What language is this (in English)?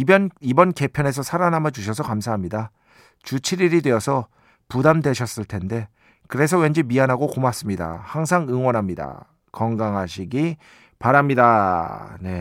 Korean